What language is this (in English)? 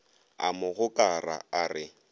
Northern Sotho